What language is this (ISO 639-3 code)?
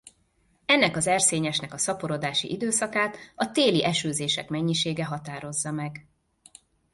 hun